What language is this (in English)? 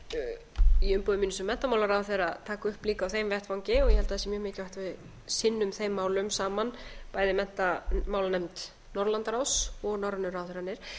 Icelandic